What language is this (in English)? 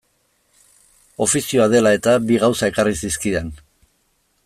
Basque